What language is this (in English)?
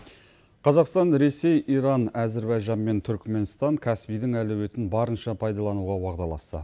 Kazakh